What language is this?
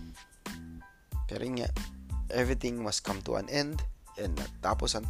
Filipino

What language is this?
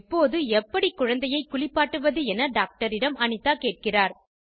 Tamil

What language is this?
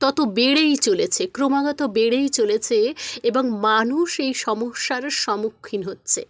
Bangla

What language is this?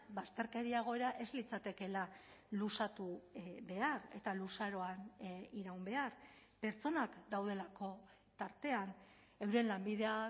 Basque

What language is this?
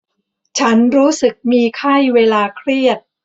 Thai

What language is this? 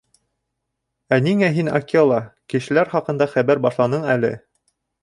Bashkir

